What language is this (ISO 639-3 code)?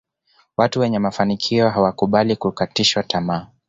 swa